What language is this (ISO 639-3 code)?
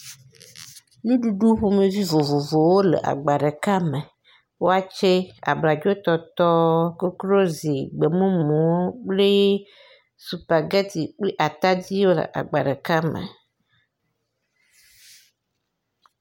ewe